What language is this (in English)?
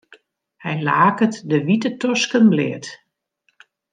Western Frisian